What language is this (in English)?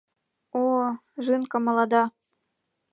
Mari